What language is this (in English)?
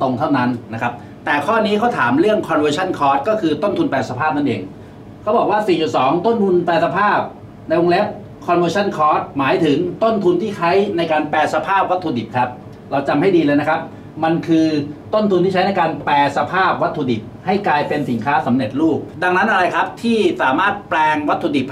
Thai